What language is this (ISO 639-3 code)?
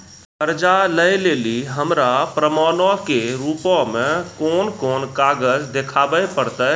mai